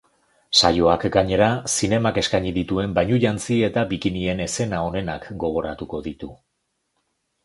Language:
Basque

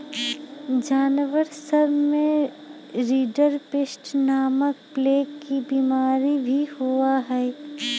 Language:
Magahi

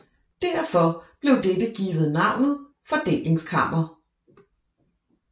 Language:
Danish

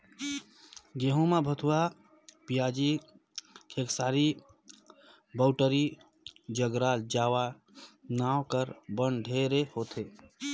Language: Chhattisgarhi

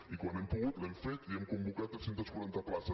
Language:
Catalan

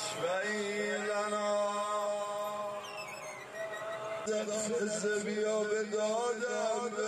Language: Persian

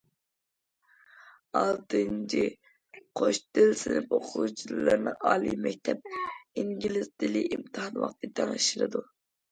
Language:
Uyghur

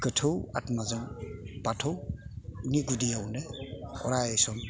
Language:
Bodo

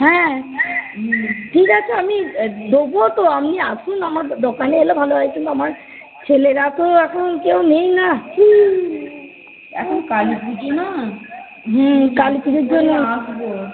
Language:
Bangla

